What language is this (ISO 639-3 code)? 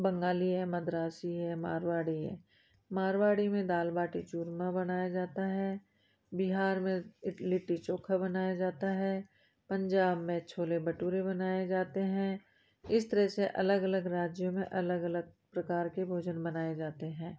hin